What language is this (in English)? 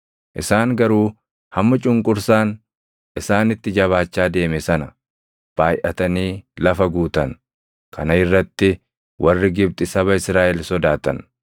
Oromo